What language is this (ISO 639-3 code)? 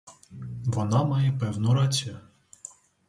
ukr